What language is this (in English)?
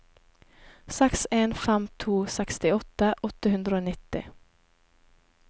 Norwegian